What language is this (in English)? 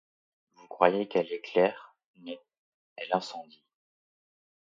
French